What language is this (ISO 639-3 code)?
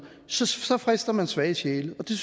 dan